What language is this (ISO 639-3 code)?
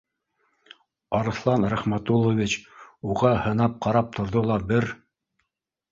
bak